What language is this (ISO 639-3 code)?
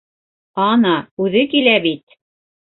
bak